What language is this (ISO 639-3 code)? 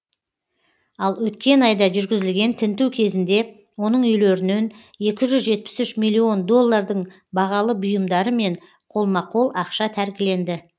kaz